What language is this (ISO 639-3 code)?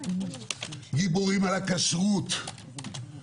heb